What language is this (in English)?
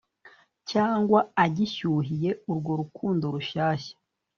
Kinyarwanda